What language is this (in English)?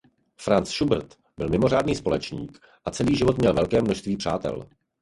Czech